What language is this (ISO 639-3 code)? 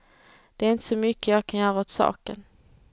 swe